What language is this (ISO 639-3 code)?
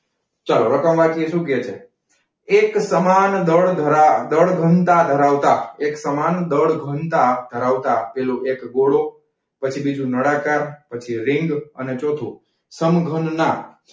guj